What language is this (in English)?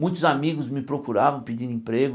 Portuguese